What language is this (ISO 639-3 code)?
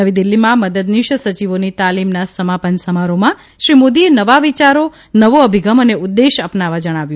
guj